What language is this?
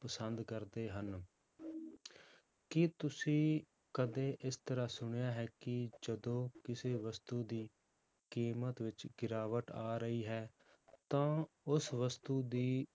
Punjabi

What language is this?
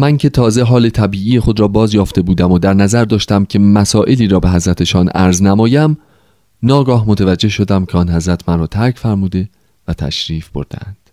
Persian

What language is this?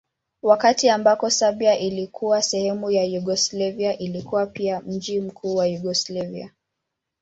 Swahili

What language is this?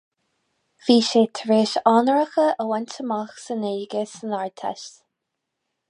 Irish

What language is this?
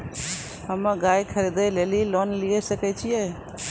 Maithili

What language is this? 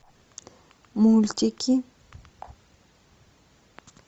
Russian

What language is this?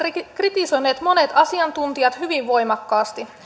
Finnish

